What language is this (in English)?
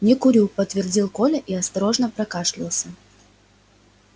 Russian